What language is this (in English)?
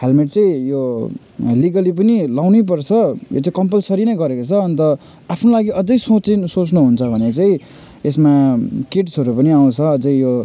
Nepali